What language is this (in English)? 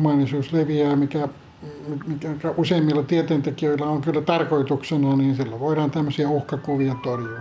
Finnish